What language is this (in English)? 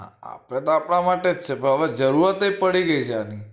Gujarati